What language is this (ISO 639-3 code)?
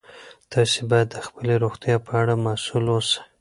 pus